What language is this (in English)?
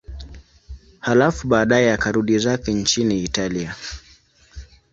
Swahili